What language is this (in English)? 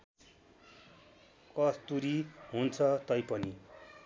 Nepali